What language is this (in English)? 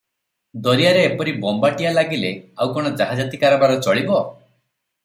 Odia